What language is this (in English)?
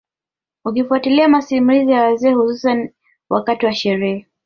Swahili